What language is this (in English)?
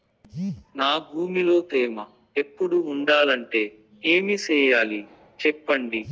Telugu